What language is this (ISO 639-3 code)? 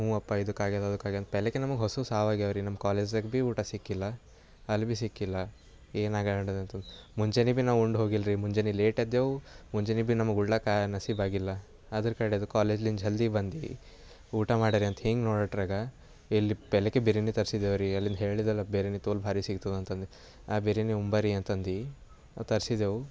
kan